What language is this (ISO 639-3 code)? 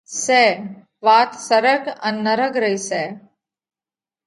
kvx